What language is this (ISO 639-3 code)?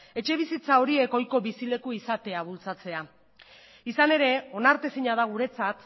eus